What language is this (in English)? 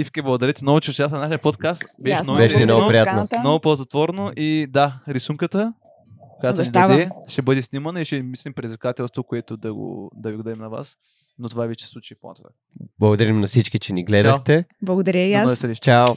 Bulgarian